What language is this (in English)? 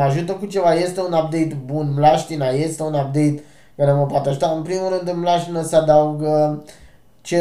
Romanian